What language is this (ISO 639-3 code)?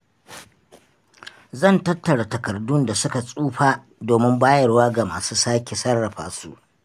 hau